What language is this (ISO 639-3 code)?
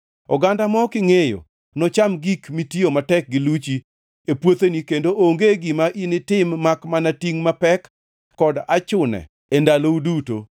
luo